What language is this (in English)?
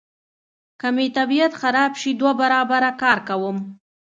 Pashto